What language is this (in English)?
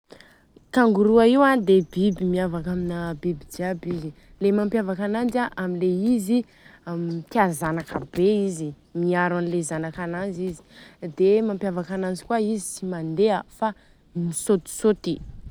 Southern Betsimisaraka Malagasy